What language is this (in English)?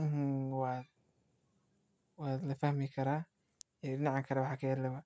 Somali